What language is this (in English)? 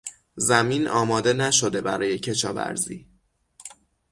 Persian